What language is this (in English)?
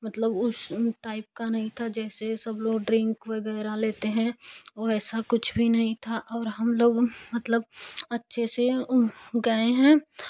Hindi